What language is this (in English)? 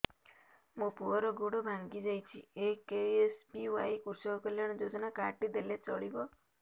Odia